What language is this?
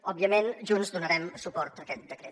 Catalan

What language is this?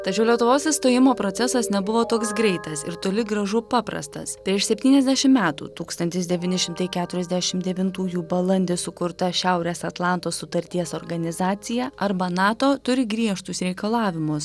Lithuanian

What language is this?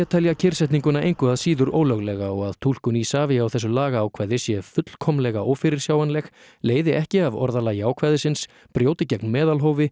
Icelandic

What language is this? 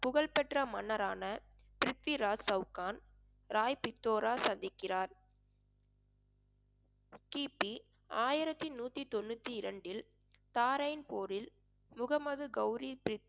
Tamil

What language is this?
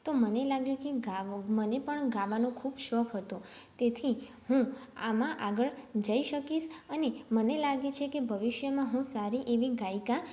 Gujarati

